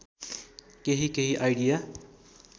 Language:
Nepali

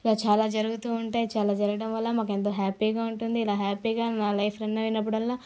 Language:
Telugu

